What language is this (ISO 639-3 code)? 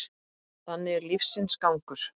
isl